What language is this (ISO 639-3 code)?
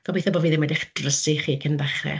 cym